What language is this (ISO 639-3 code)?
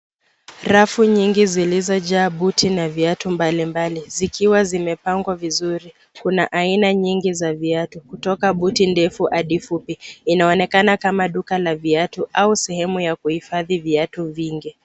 swa